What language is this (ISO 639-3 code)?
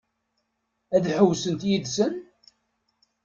kab